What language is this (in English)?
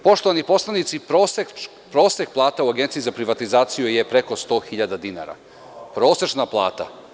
Serbian